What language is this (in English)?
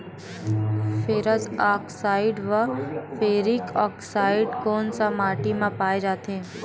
Chhattisgarhi